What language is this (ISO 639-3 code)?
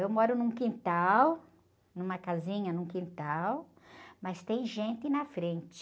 por